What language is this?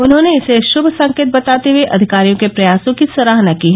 Hindi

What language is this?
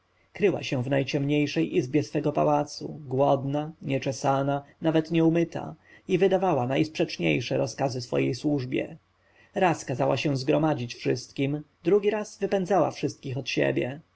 Polish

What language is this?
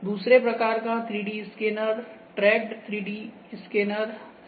Hindi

